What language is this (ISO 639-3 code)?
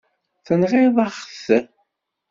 kab